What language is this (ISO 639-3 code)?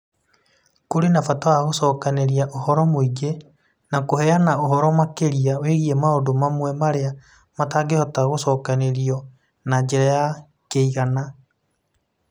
kik